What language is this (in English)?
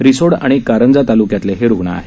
Marathi